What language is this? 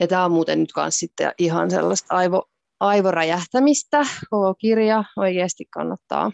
Finnish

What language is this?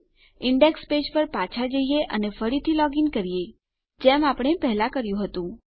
Gujarati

